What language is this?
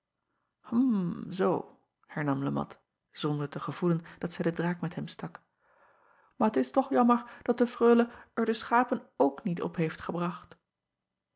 Dutch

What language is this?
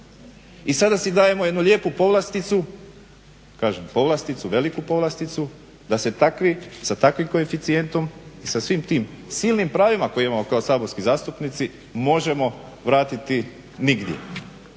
Croatian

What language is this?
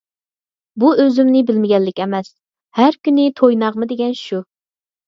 Uyghur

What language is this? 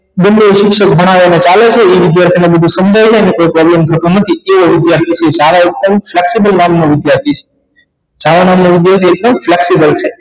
Gujarati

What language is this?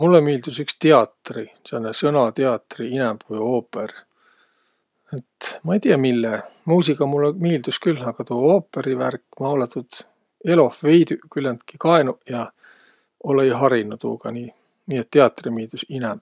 Võro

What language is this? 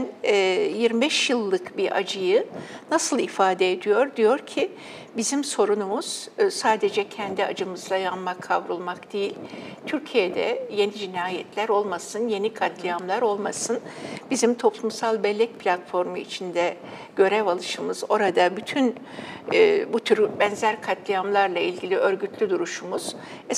Turkish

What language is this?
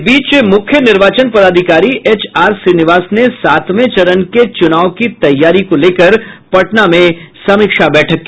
Hindi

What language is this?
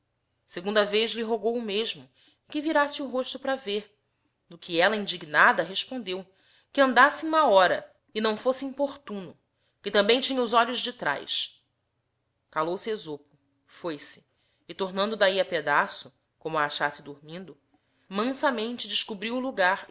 Portuguese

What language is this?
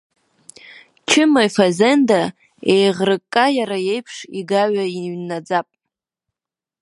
Abkhazian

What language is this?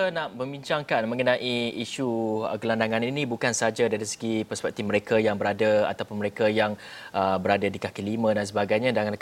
Malay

